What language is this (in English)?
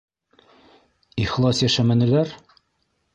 Bashkir